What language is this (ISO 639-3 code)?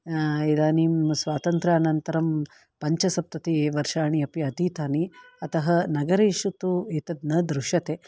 san